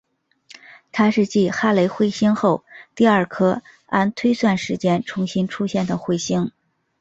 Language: Chinese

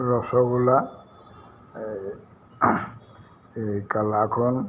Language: Assamese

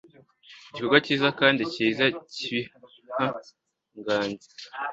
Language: Kinyarwanda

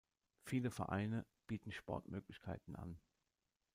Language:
German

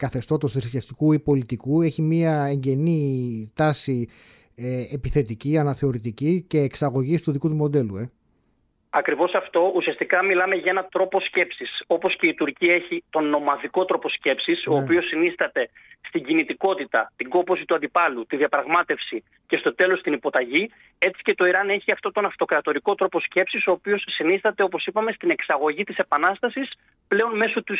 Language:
Greek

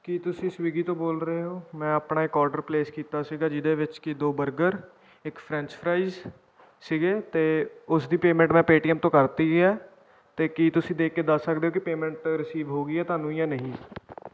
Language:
Punjabi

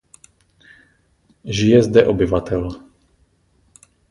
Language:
Czech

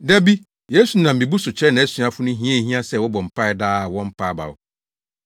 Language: Akan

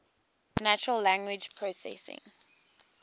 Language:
English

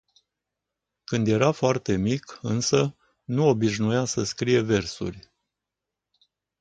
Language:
Romanian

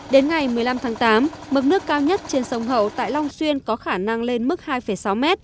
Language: Vietnamese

